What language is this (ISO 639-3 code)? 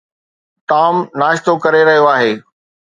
snd